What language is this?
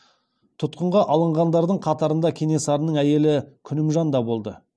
Kazakh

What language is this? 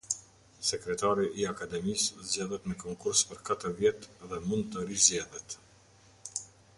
Albanian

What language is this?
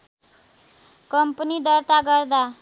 Nepali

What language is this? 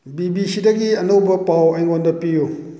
Manipuri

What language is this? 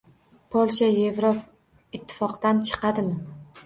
Uzbek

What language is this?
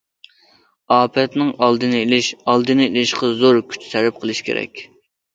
Uyghur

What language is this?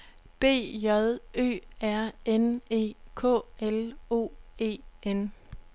Danish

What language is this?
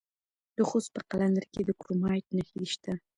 Pashto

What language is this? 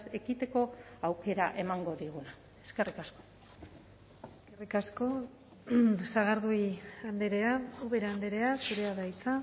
Basque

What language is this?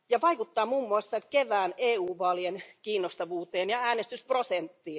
Finnish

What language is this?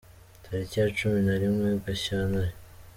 Kinyarwanda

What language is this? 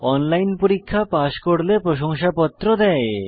Bangla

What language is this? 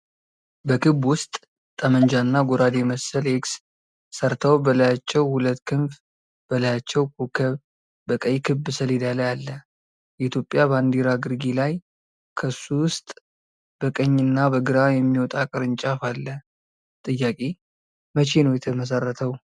Amharic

